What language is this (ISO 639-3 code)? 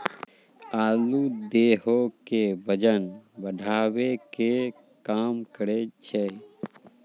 mai